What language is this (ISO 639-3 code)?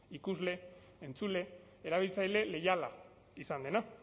eus